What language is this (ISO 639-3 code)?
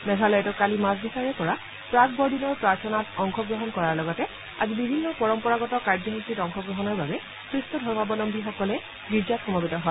asm